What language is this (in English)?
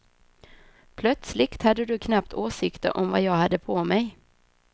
Swedish